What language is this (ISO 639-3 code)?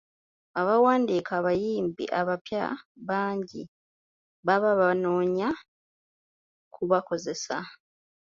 lug